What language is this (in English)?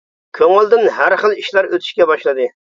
Uyghur